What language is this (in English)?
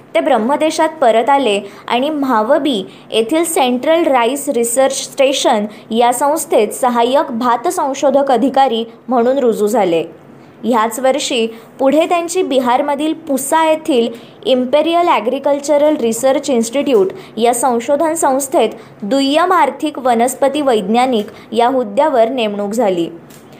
Marathi